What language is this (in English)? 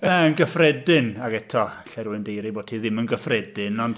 Welsh